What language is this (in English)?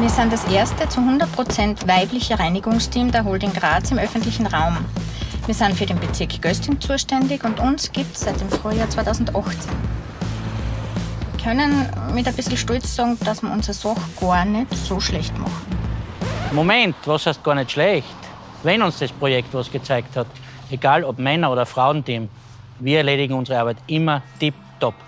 German